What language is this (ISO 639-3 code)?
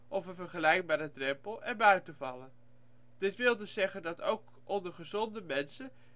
nld